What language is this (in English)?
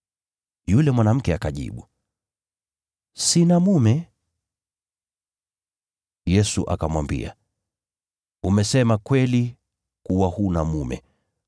Swahili